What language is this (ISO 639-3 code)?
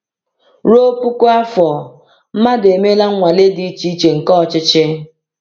ibo